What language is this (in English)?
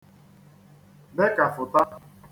Igbo